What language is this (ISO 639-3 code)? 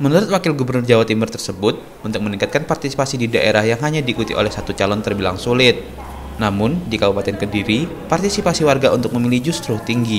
ind